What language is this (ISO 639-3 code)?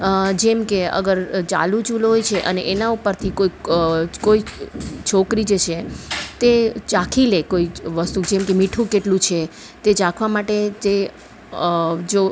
guj